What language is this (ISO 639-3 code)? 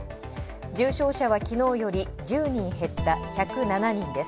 jpn